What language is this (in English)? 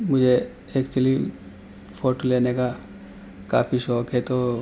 Urdu